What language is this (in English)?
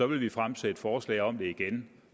Danish